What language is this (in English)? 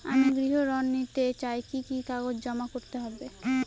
Bangla